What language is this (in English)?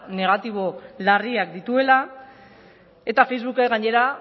Basque